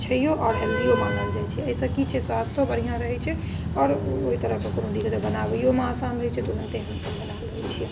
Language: Maithili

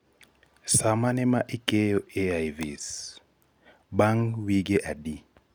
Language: Luo (Kenya and Tanzania)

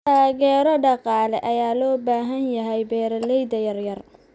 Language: Somali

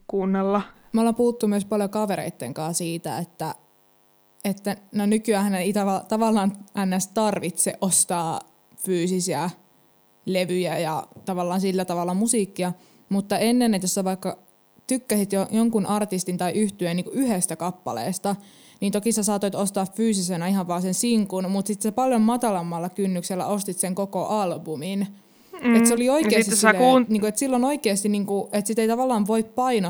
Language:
Finnish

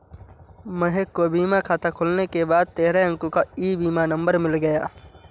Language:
Hindi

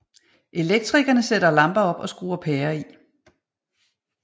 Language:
Danish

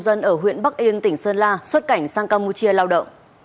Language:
Vietnamese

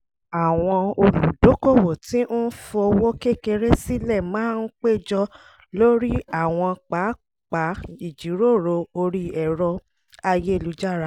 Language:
Yoruba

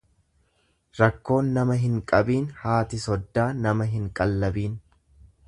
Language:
Oromo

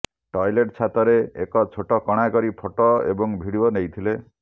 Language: Odia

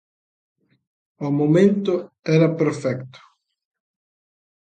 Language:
Galician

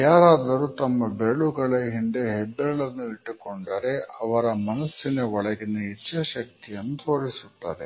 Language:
Kannada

